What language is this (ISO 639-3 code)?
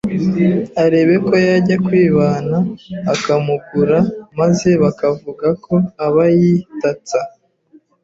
kin